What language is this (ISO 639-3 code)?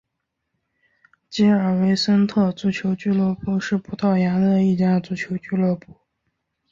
zho